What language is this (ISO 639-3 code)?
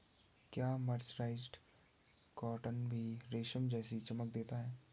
hin